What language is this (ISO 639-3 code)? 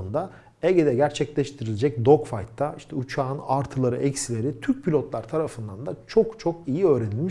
tur